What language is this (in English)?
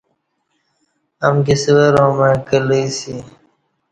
Kati